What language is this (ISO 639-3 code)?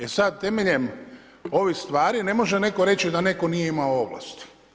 hrv